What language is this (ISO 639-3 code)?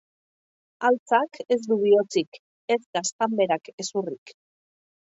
eus